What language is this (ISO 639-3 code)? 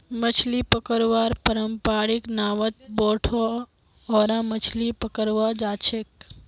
mag